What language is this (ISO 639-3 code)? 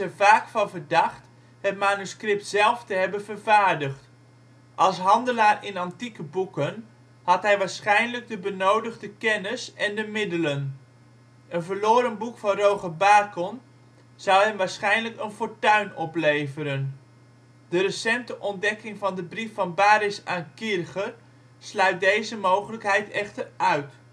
nld